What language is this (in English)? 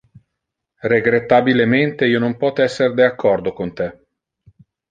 Interlingua